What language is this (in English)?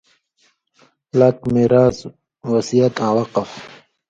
Indus Kohistani